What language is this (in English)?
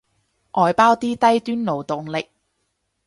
Cantonese